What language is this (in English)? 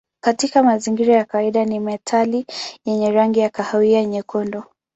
Swahili